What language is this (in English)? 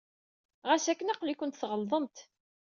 Kabyle